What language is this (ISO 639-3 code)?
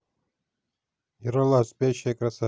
rus